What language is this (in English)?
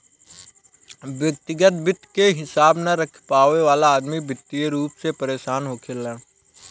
Bhojpuri